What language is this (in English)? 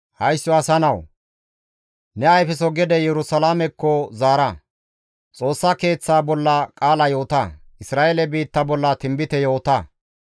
Gamo